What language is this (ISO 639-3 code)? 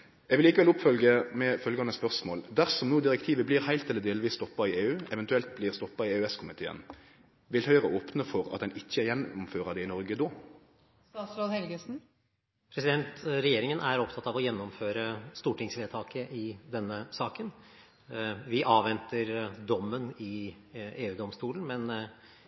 nor